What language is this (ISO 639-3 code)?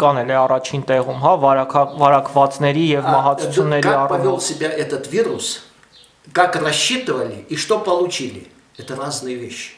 rus